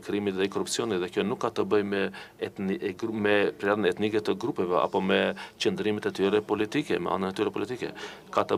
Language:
Romanian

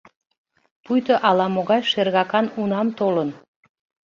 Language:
Mari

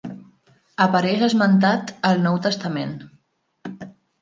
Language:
Catalan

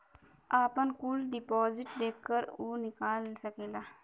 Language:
Bhojpuri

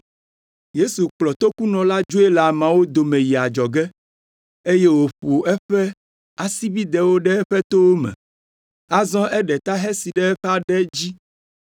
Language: Ewe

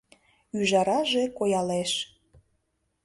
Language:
Mari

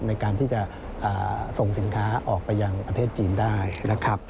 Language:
Thai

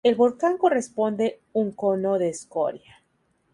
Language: Spanish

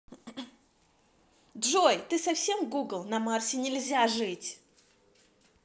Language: Russian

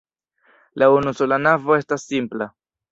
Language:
Esperanto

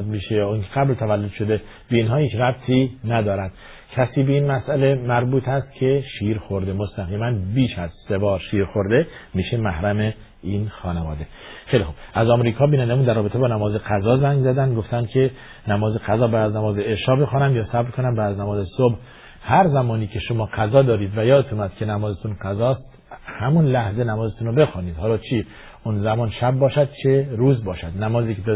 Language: Persian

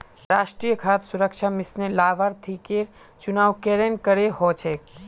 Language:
Magahi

